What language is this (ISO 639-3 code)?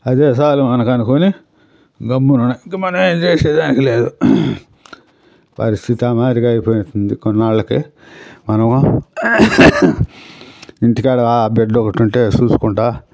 tel